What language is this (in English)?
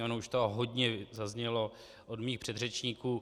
Czech